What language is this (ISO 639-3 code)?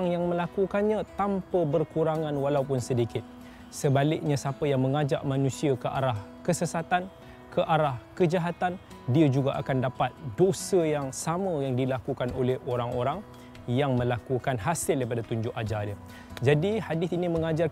msa